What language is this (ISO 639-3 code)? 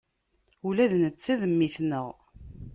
kab